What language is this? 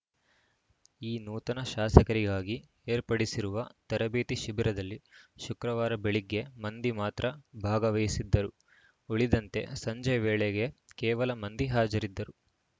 Kannada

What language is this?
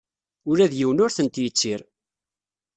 Kabyle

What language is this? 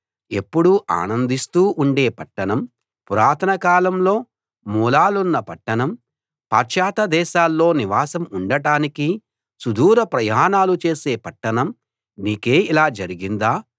Telugu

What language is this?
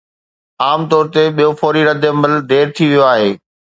Sindhi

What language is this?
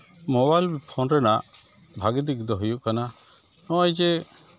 Santali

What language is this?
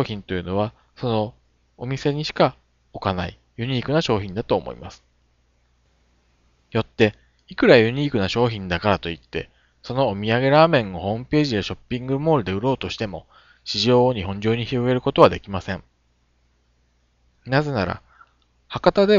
Japanese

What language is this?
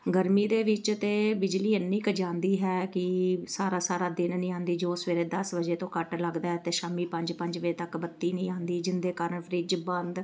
Punjabi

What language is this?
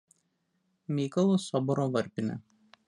Lithuanian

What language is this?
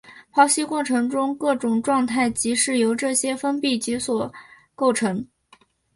Chinese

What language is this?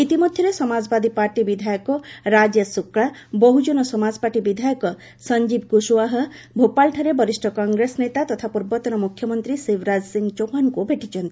Odia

